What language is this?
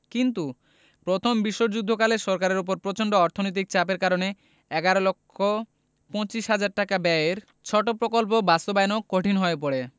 Bangla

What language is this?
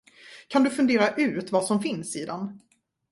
Swedish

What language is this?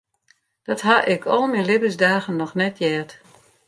Western Frisian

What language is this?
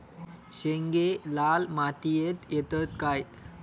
Marathi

